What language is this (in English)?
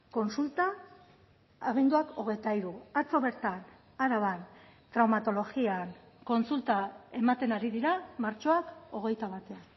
Basque